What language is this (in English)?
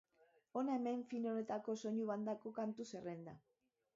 Basque